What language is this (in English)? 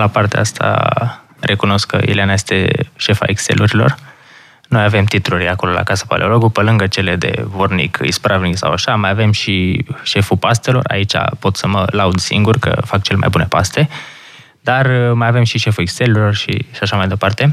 Romanian